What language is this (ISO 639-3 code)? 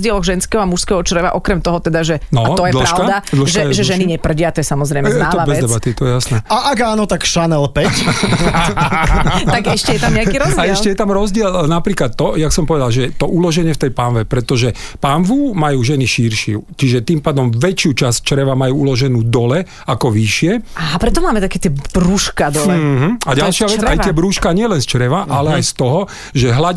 slk